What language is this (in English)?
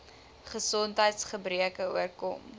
Afrikaans